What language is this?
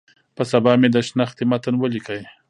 Pashto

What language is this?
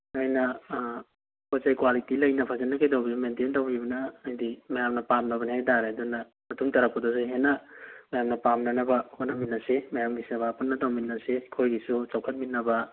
Manipuri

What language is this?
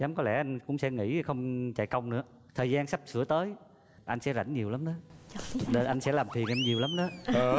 Vietnamese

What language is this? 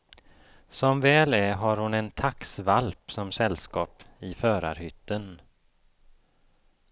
Swedish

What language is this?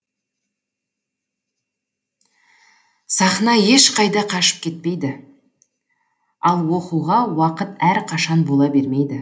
Kazakh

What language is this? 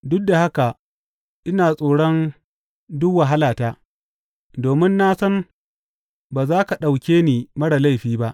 Hausa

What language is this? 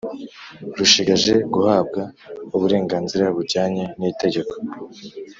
Kinyarwanda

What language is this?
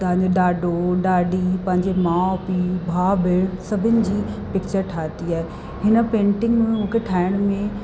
Sindhi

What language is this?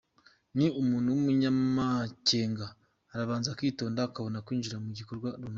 Kinyarwanda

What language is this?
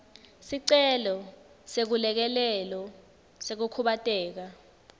Swati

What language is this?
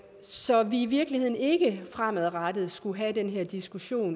Danish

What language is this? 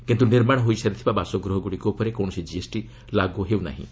Odia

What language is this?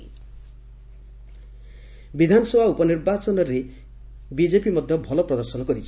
Odia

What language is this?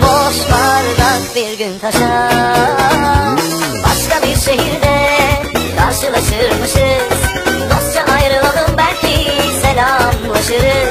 Turkish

